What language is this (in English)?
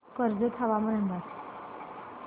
Marathi